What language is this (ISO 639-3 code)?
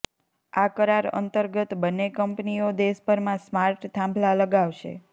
guj